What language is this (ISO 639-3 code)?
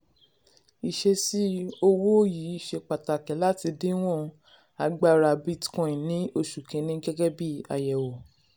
yor